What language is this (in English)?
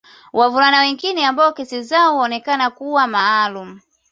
Swahili